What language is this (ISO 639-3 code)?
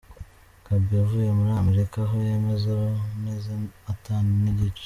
kin